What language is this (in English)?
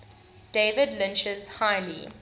English